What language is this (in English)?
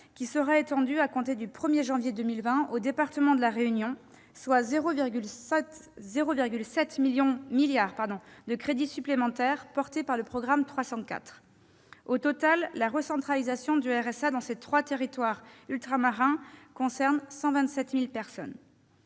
French